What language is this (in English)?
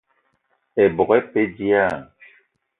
Eton (Cameroon)